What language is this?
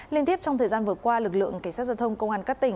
Vietnamese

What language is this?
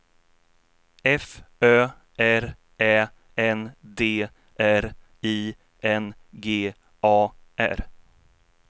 Swedish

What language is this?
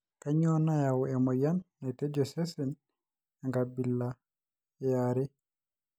Masai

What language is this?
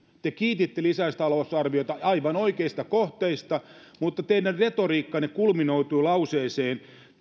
Finnish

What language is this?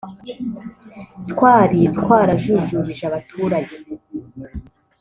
Kinyarwanda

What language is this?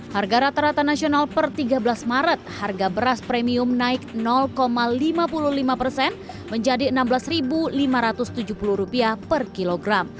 Indonesian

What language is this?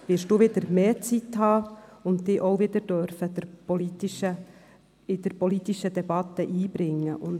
Swiss German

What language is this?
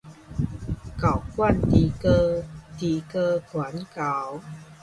Min Nan Chinese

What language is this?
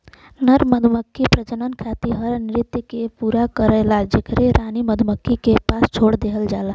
Bhojpuri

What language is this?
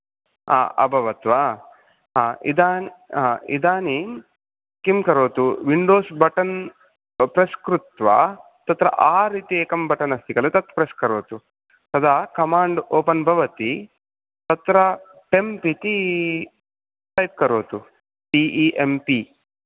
Sanskrit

